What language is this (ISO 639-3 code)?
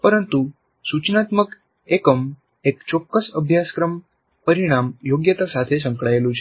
guj